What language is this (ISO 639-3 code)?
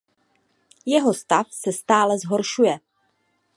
ces